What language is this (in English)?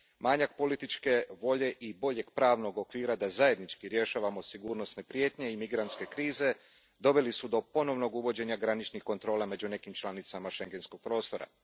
Croatian